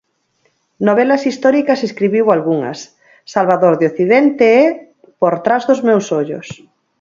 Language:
Galician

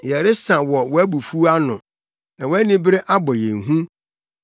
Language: Akan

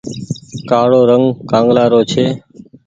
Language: Goaria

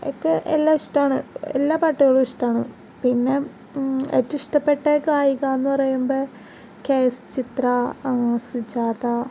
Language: Malayalam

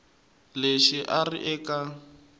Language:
Tsonga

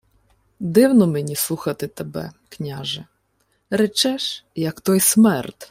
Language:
Ukrainian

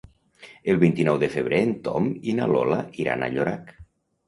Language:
Catalan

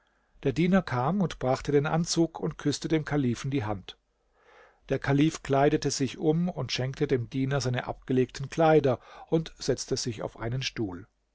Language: German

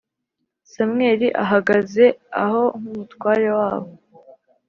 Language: Kinyarwanda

